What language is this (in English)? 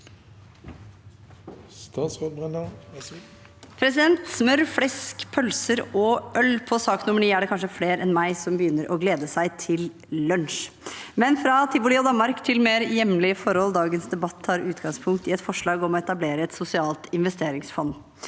Norwegian